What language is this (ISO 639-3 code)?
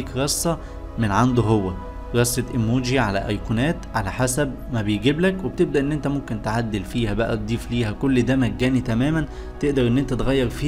ara